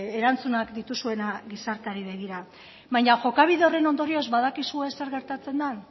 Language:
Basque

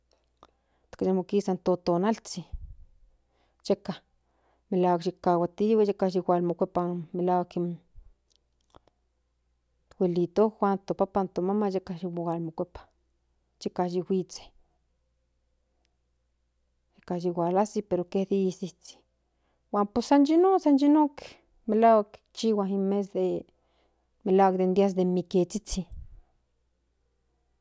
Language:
Central Nahuatl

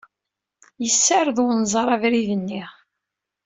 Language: Kabyle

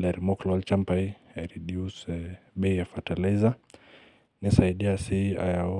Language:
Masai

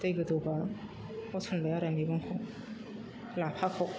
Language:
Bodo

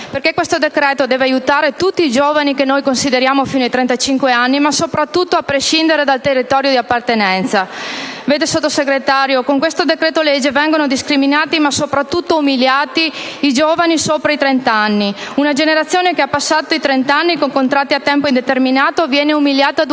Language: Italian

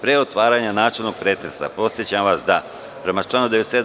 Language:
Serbian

